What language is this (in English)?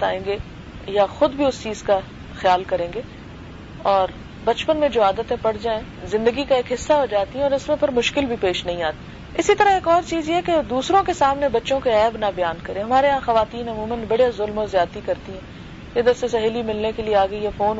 Urdu